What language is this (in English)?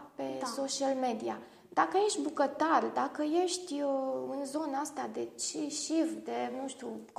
Romanian